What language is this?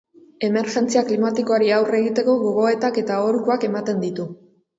Basque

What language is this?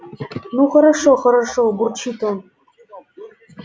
Russian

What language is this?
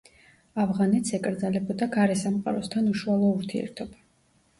Georgian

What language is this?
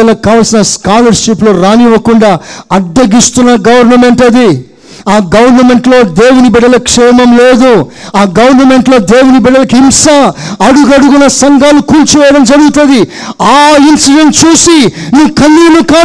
Telugu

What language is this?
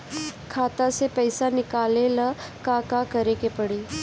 Bhojpuri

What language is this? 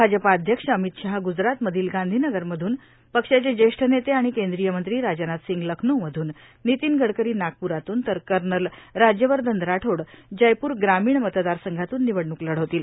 Marathi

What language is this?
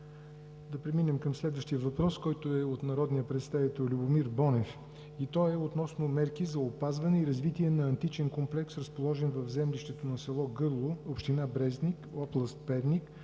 Bulgarian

